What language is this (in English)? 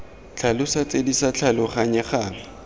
Tswana